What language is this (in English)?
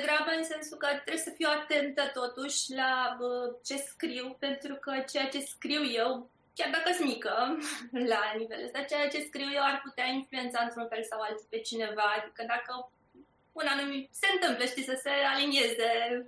Romanian